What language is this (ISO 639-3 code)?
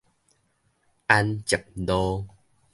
nan